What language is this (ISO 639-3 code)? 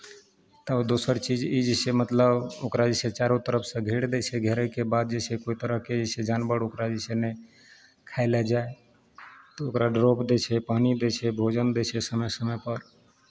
mai